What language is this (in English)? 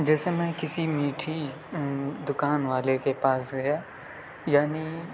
Urdu